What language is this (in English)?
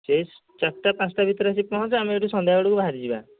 Odia